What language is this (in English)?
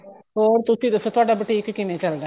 Punjabi